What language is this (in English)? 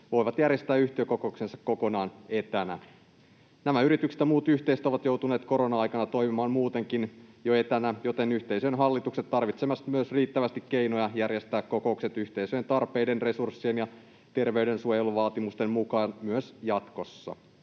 Finnish